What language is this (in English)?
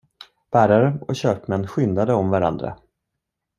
Swedish